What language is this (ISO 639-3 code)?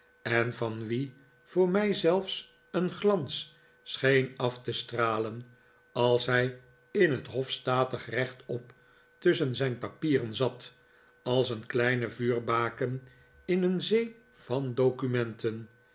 nld